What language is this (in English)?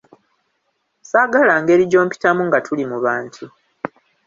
Ganda